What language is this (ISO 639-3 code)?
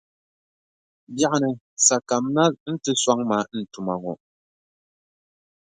dag